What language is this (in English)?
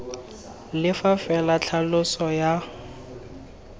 Tswana